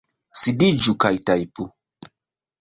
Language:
Esperanto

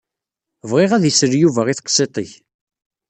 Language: Kabyle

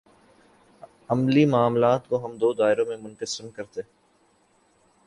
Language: Urdu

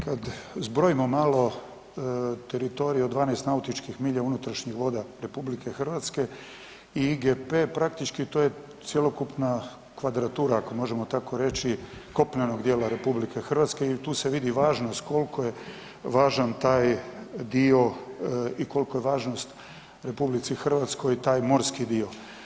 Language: Croatian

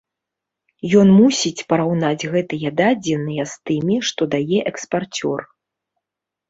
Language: Belarusian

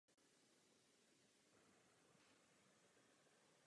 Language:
Czech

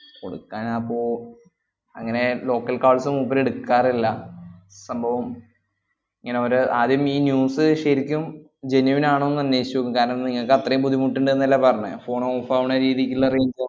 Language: Malayalam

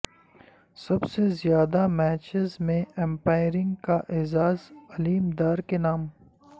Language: Urdu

